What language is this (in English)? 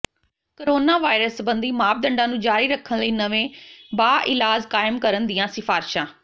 Punjabi